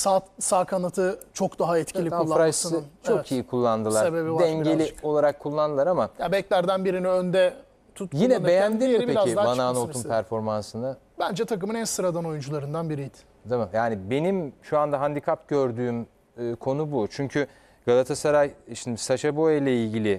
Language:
Turkish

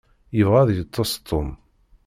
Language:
Kabyle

